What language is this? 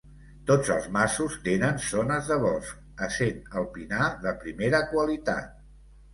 Catalan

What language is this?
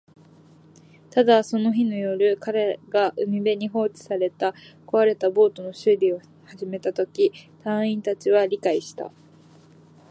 Japanese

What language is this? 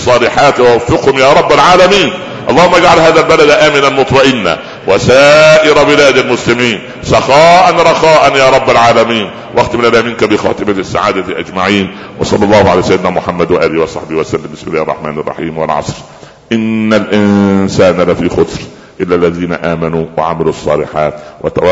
Arabic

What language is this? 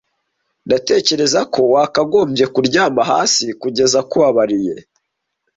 Kinyarwanda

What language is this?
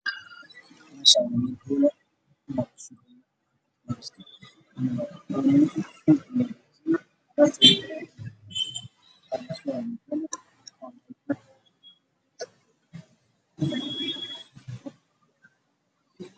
Somali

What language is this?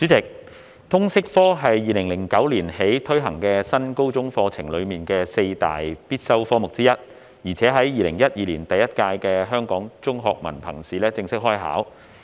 Cantonese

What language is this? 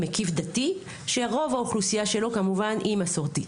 Hebrew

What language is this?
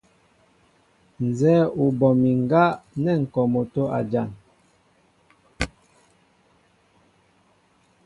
Mbo (Cameroon)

